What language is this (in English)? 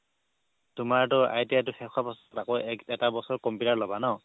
Assamese